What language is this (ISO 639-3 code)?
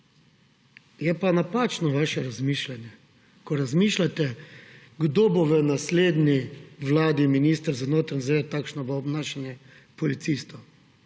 slv